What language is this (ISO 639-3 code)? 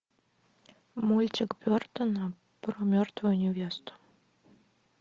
rus